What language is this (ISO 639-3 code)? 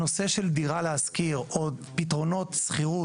heb